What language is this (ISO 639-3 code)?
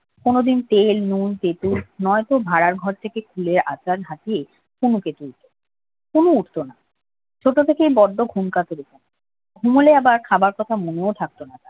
ben